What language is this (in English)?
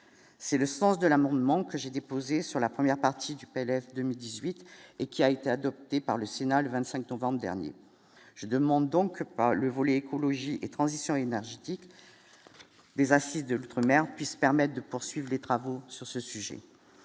French